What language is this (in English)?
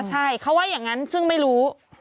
Thai